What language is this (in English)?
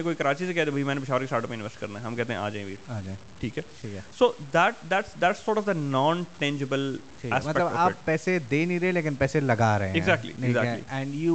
Urdu